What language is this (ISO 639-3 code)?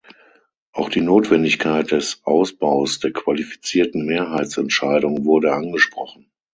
deu